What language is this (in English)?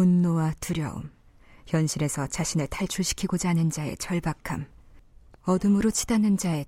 Korean